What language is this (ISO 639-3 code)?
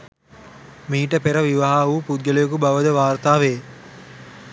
sin